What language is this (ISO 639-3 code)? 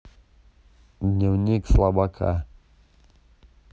rus